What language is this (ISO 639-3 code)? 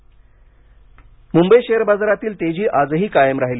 mar